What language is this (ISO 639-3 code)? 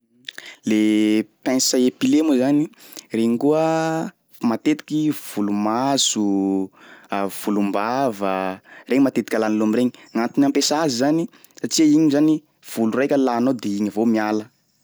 skg